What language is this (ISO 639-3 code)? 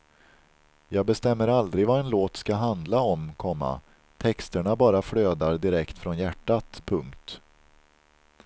swe